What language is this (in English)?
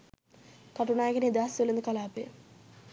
Sinhala